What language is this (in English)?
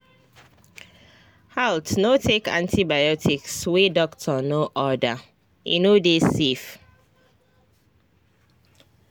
Nigerian Pidgin